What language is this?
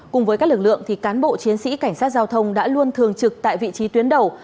Vietnamese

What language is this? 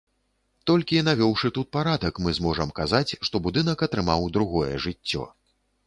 Belarusian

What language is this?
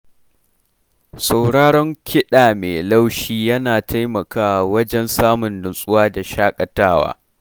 Hausa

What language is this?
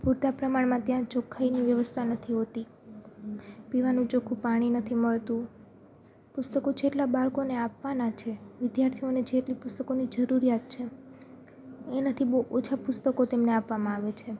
Gujarati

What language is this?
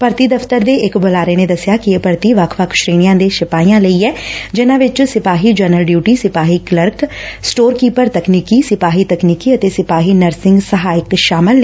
Punjabi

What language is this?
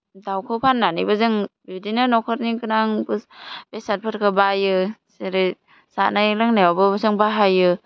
Bodo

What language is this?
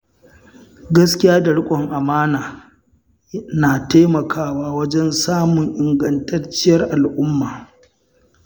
Hausa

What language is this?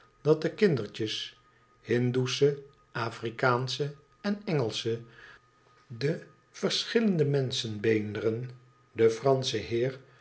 Dutch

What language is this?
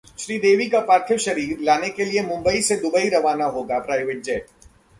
Hindi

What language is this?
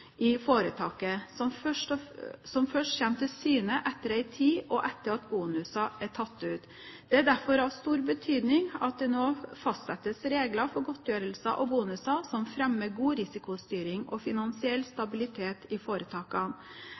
Norwegian Bokmål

